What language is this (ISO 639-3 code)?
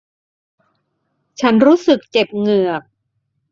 tha